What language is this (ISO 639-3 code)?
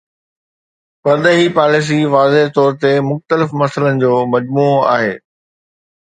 snd